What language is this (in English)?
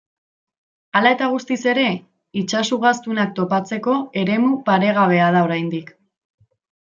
Basque